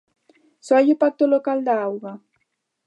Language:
Galician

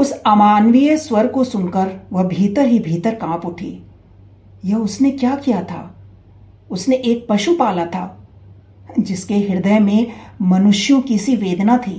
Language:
Hindi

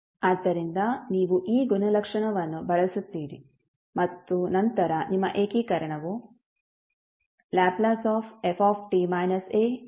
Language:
Kannada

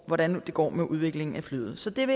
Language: Danish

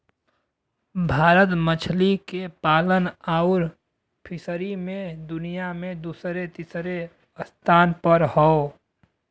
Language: Bhojpuri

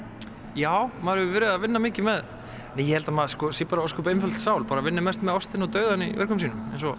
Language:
Icelandic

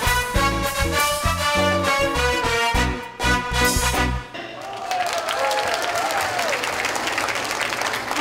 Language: Vietnamese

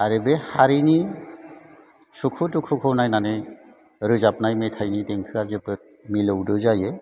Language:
Bodo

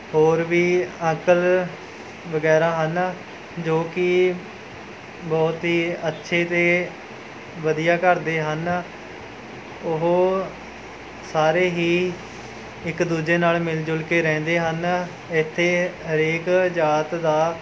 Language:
Punjabi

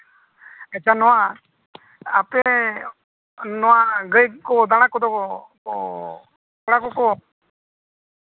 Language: Santali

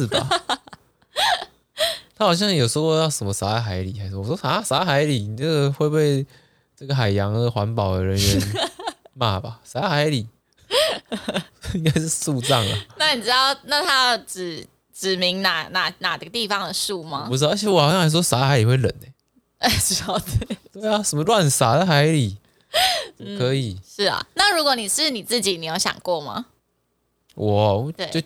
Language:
Chinese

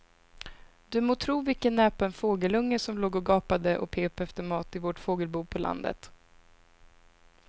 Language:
Swedish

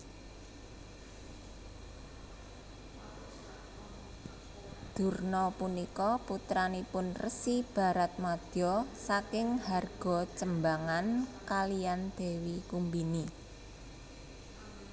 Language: Javanese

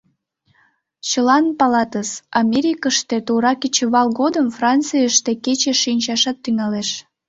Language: Mari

